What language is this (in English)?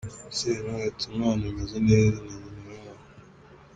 Kinyarwanda